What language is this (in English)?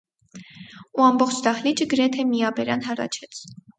Armenian